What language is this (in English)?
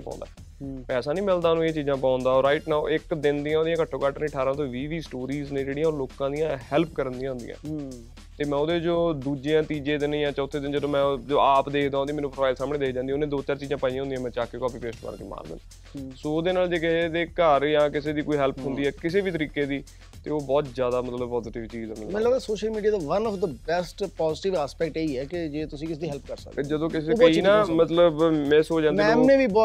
Punjabi